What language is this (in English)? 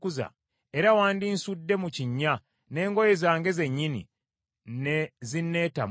Ganda